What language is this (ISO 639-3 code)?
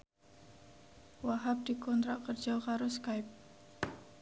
jav